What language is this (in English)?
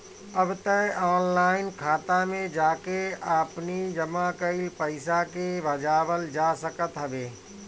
Bhojpuri